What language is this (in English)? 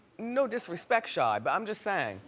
English